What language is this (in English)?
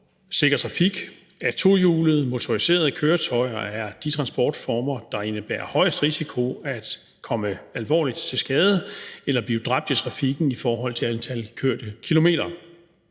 Danish